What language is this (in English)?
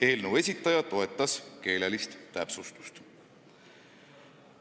Estonian